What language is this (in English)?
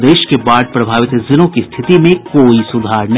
Hindi